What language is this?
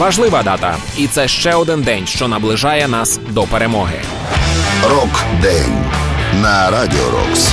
Ukrainian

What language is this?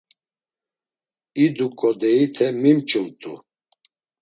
Laz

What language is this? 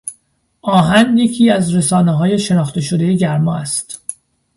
Persian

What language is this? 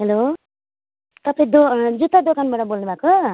Nepali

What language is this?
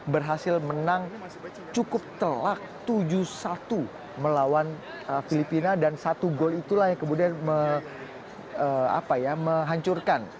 Indonesian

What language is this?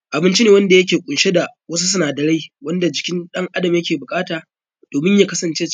Hausa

